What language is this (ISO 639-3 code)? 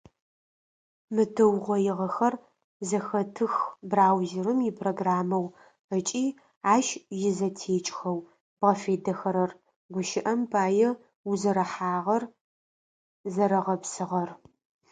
ady